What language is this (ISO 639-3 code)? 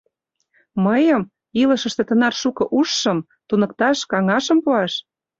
chm